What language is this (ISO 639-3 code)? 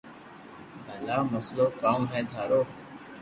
lrk